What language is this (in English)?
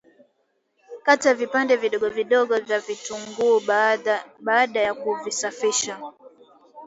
Swahili